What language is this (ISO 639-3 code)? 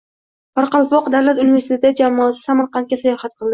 uzb